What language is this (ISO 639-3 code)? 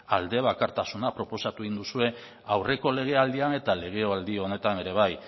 eus